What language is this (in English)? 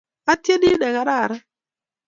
Kalenjin